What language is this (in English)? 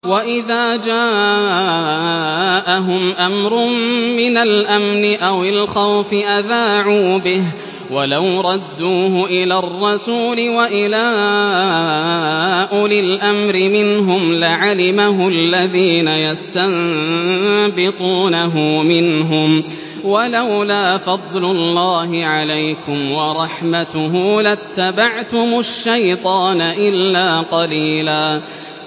Arabic